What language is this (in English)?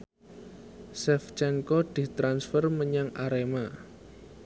Javanese